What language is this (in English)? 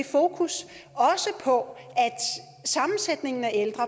Danish